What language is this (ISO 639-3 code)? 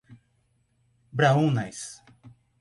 por